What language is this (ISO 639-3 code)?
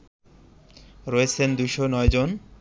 ben